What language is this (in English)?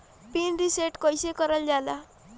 Bhojpuri